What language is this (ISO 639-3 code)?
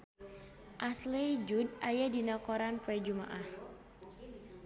sun